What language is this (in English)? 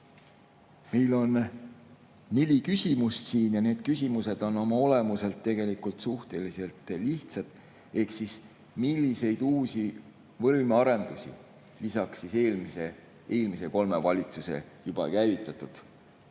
Estonian